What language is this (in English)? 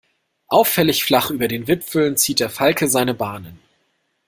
German